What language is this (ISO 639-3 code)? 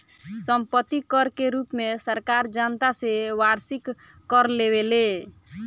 bho